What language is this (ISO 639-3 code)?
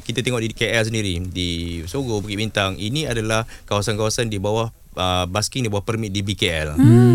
msa